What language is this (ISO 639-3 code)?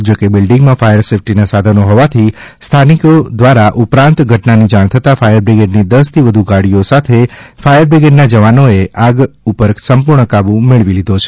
guj